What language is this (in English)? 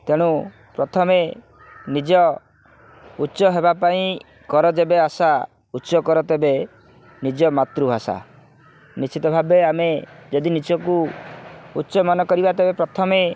Odia